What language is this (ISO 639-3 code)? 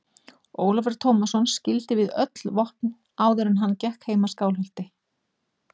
isl